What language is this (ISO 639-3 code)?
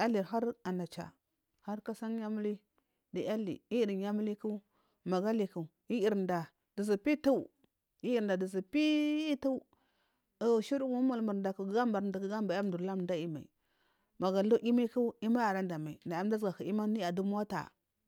mfm